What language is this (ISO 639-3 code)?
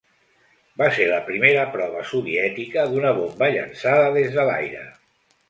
cat